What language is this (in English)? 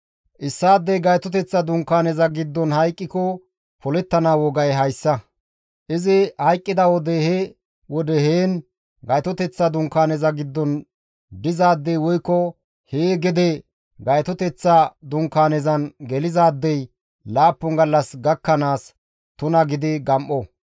Gamo